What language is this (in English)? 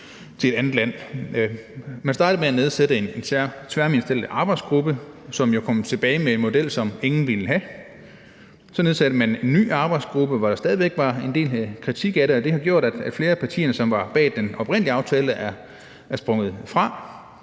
Danish